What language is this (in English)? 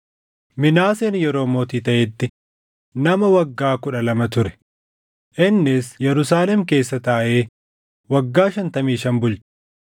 Oromo